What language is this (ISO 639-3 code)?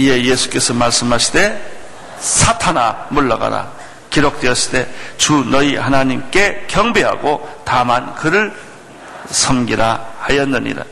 kor